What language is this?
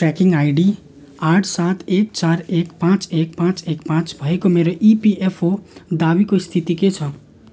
Nepali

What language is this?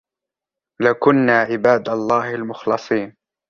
Arabic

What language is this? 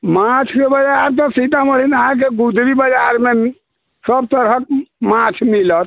Maithili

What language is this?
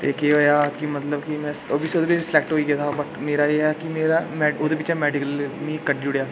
Dogri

